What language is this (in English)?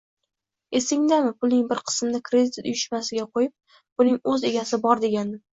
Uzbek